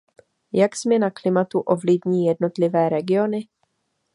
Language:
Czech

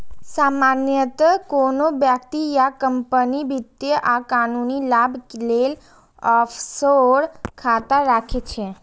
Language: Maithili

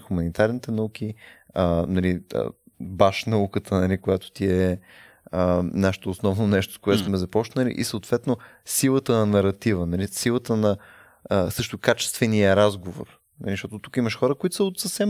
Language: Bulgarian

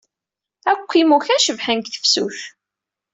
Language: Kabyle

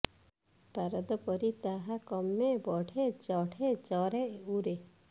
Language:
Odia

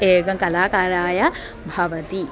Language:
Sanskrit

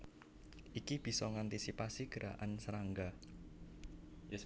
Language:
Javanese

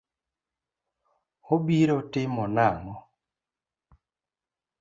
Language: Luo (Kenya and Tanzania)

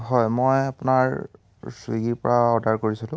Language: Assamese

